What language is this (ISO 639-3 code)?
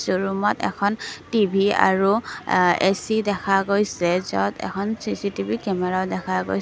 asm